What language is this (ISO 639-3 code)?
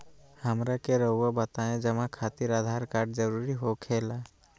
mag